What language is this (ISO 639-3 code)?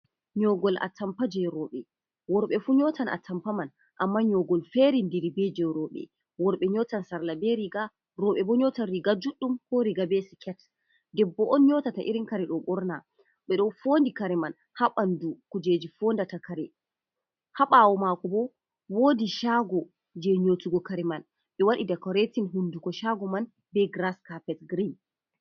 ful